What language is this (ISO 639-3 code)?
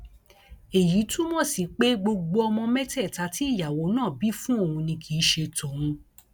yor